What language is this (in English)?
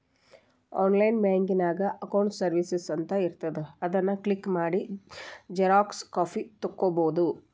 Kannada